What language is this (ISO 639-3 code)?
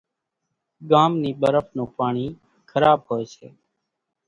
gjk